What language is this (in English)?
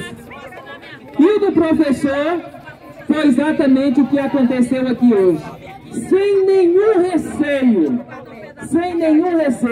Portuguese